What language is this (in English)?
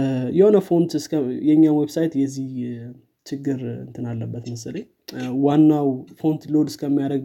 Amharic